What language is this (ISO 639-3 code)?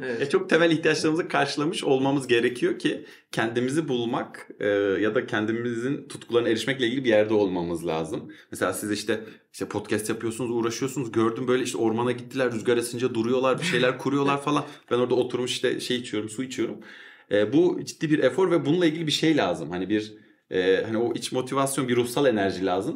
tur